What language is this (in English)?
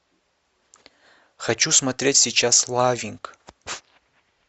Russian